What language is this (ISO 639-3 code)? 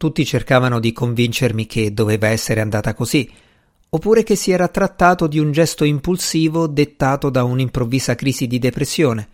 ita